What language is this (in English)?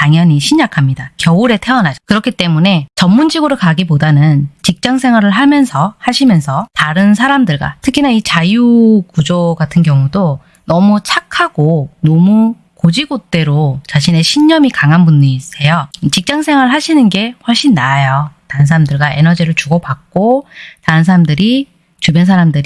Korean